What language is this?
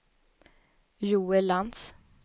Swedish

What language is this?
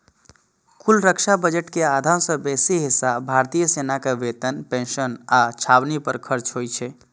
Maithili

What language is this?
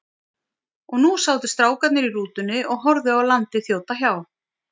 Icelandic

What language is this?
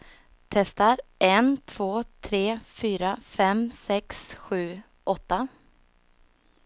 Swedish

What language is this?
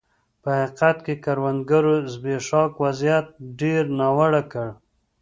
Pashto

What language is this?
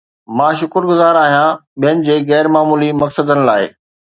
Sindhi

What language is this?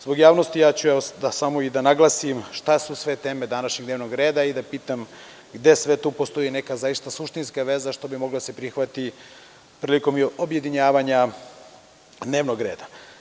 Serbian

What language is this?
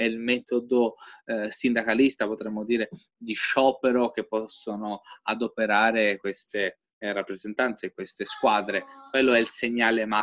Italian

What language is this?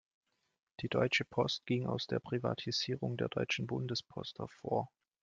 German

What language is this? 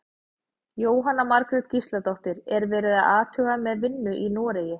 Icelandic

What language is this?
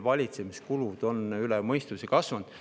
Estonian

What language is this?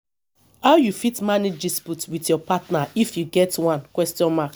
Nigerian Pidgin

